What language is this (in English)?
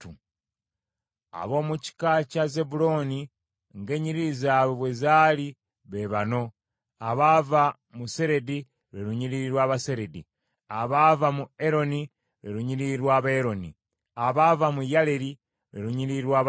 Ganda